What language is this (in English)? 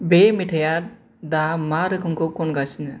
Bodo